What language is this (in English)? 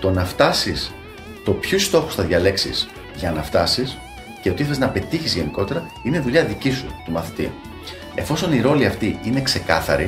Greek